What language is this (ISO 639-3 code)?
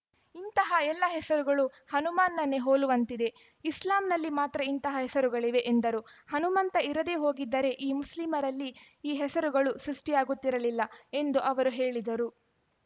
kan